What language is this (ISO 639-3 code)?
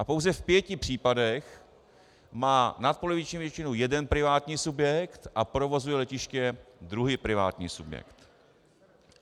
ces